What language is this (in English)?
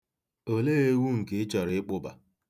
Igbo